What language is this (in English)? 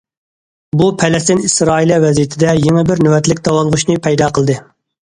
Uyghur